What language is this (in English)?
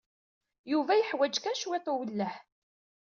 Kabyle